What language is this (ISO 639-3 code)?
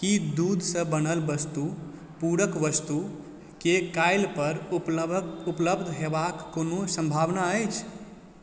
mai